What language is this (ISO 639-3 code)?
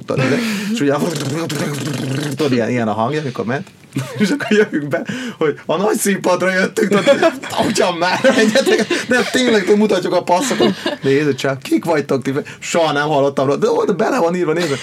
hun